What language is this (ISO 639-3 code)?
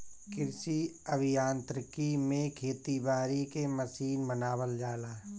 bho